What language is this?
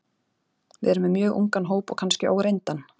Icelandic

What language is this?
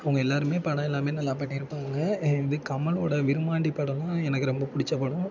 Tamil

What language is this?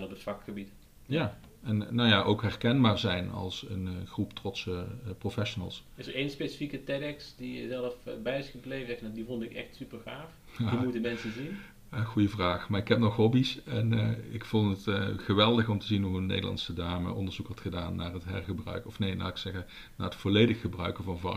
Dutch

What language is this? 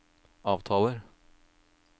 Norwegian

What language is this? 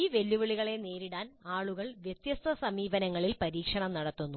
Malayalam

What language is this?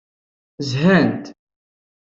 Kabyle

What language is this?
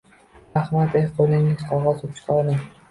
Uzbek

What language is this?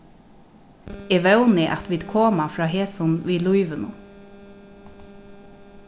Faroese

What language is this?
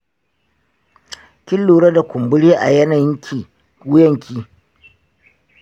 Hausa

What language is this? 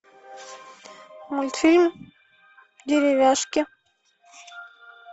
Russian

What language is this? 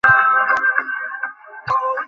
Bangla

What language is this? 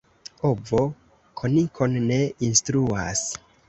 Esperanto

